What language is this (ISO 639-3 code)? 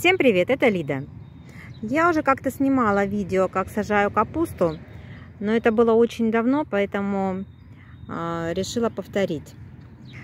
rus